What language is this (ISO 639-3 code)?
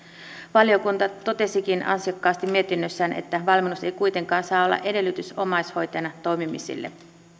fin